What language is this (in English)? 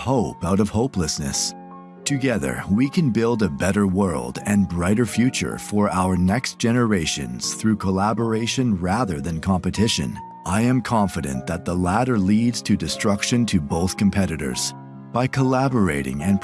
English